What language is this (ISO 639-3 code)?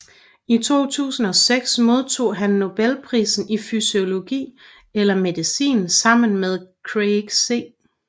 dan